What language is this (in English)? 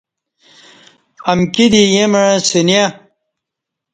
Kati